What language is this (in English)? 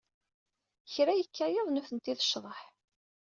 Kabyle